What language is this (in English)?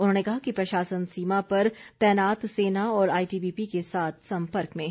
Hindi